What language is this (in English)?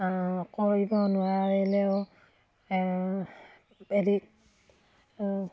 Assamese